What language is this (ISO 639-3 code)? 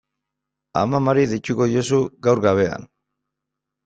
eus